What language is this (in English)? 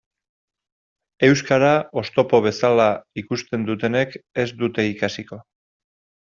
Basque